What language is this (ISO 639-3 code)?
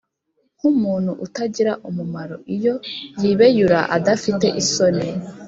kin